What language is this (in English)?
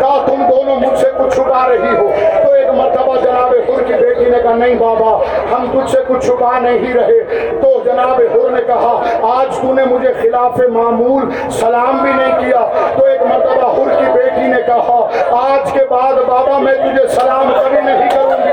Urdu